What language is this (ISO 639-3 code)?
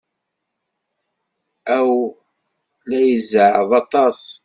kab